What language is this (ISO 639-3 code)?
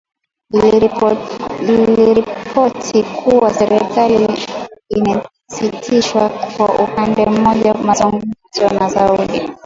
swa